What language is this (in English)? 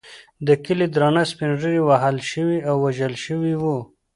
Pashto